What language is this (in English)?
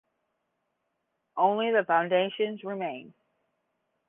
English